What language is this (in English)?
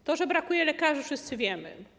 Polish